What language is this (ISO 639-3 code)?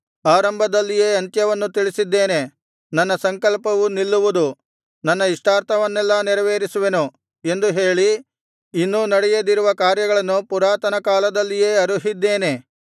kan